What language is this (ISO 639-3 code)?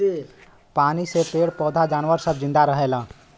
bho